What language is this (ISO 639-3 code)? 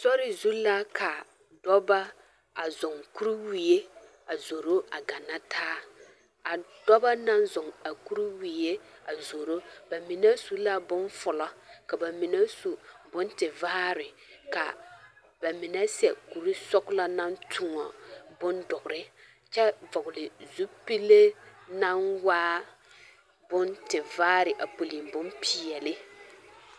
dga